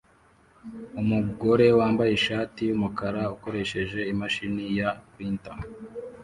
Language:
Kinyarwanda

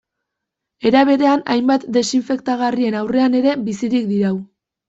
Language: Basque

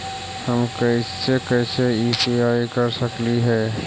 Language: Magahi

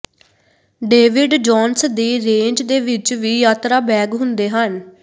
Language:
Punjabi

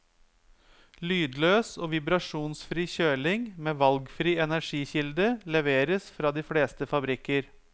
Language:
Norwegian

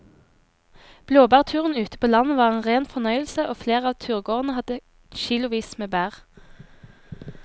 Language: Norwegian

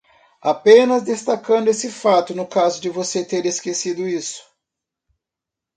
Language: Portuguese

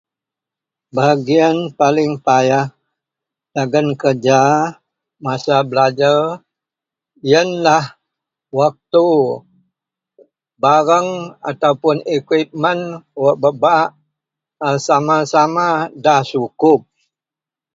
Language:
Central Melanau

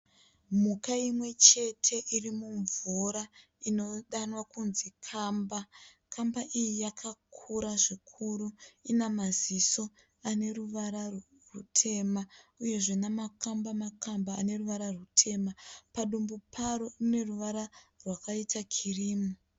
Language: Shona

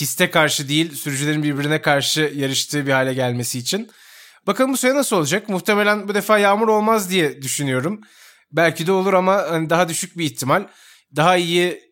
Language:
Turkish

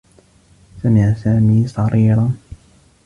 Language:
Arabic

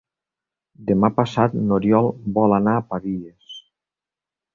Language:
Catalan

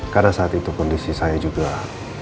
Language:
Indonesian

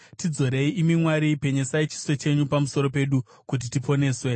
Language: Shona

